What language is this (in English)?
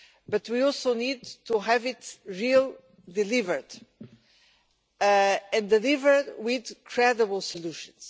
English